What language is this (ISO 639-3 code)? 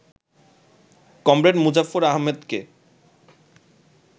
ben